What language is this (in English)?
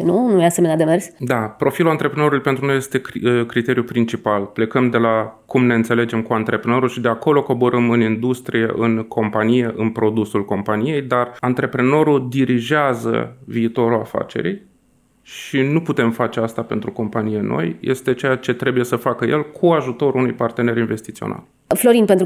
Romanian